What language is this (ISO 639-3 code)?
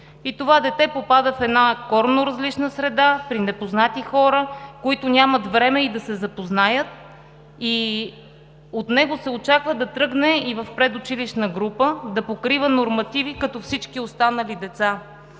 bul